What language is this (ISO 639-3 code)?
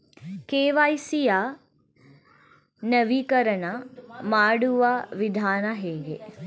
kan